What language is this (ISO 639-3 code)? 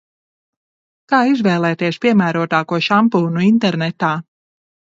lav